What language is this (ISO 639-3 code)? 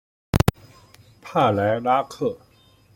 zho